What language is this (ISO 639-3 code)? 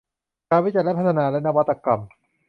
tha